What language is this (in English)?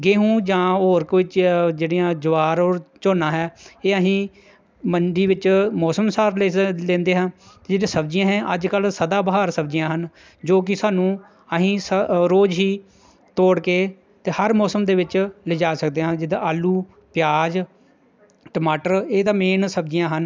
Punjabi